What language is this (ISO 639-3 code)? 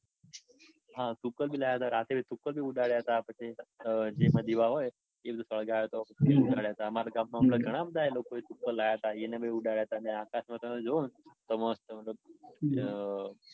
guj